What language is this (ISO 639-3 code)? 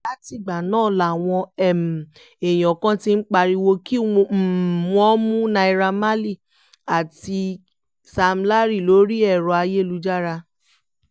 yor